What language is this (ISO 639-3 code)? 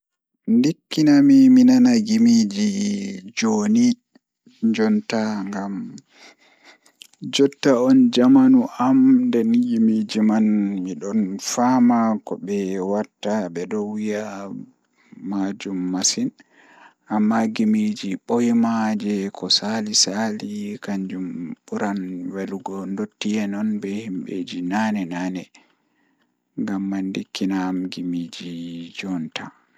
ful